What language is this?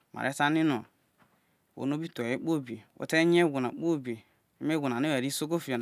Isoko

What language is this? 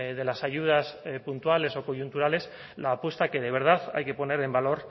Spanish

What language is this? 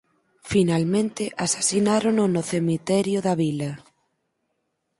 Galician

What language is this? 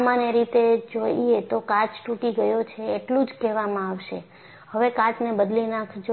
Gujarati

